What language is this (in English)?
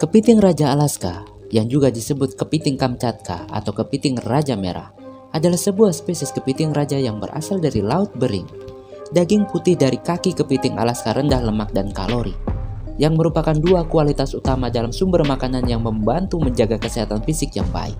Indonesian